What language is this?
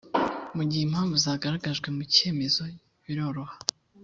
Kinyarwanda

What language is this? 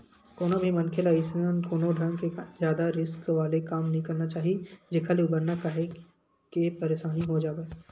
Chhattisgarhi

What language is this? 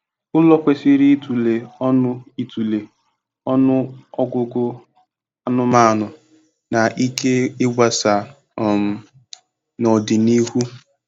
Igbo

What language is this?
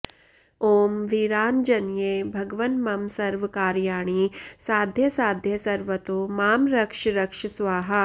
Sanskrit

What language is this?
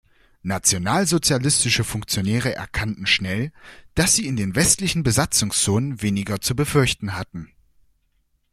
German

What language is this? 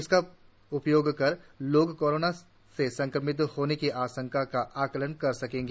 Hindi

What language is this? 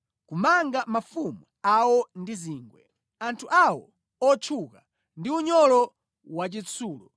Nyanja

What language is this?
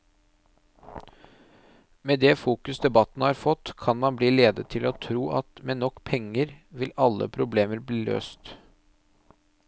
Norwegian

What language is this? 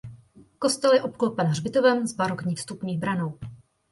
Czech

